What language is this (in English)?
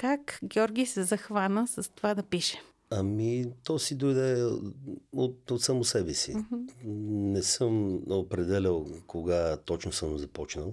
Bulgarian